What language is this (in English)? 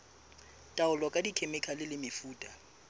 Southern Sotho